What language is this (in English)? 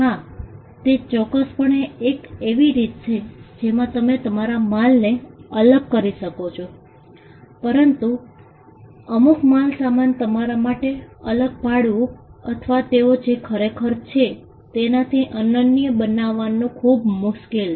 Gujarati